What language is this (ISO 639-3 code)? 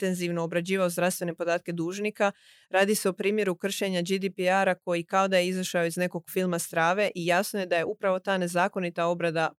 hrv